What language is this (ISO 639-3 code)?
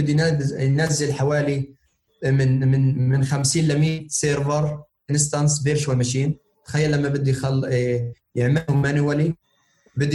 ara